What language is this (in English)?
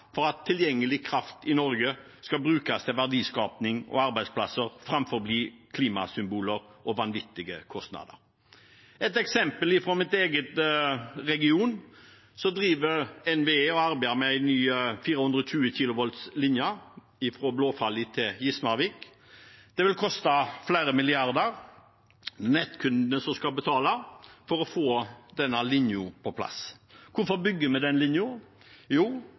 Norwegian Bokmål